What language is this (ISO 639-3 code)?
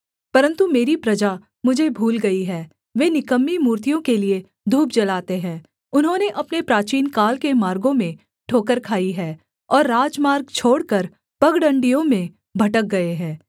hin